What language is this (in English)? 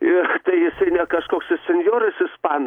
Lithuanian